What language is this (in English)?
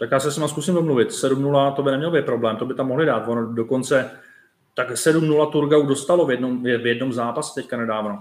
Czech